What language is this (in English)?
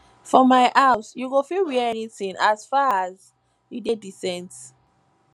Nigerian Pidgin